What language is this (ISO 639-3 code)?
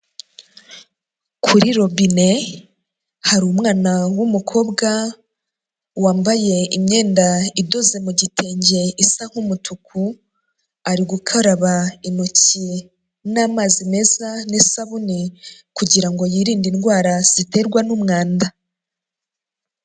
kin